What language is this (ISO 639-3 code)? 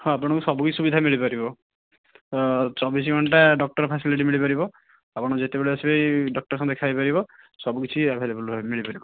ori